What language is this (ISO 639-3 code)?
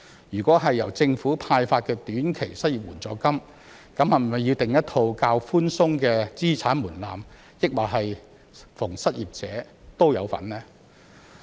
yue